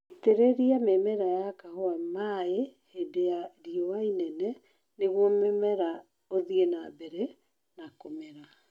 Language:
Kikuyu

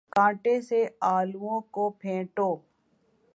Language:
Urdu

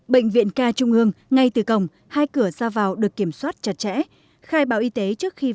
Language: Vietnamese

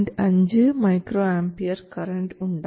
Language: Malayalam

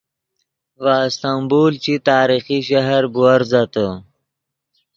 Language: Yidgha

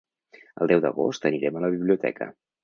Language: Catalan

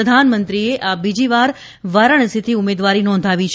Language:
Gujarati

